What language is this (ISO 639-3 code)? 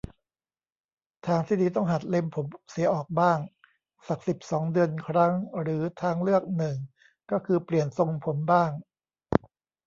tha